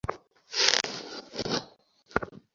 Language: Bangla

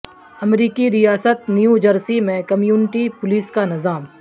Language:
Urdu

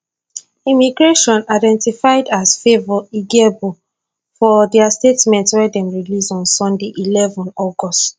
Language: Nigerian Pidgin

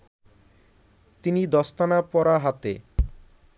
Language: Bangla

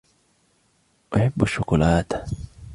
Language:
Arabic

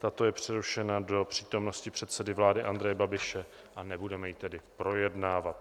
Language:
Czech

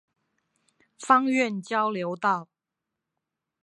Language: Chinese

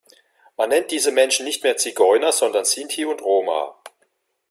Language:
German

